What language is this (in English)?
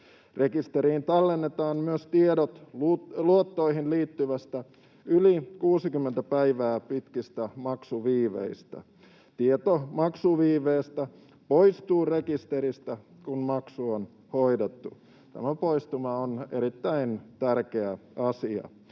Finnish